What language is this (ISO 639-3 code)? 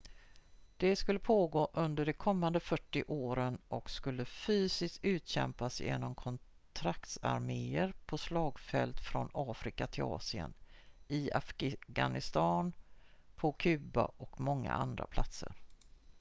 swe